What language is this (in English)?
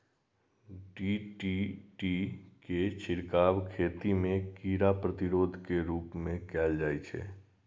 Maithili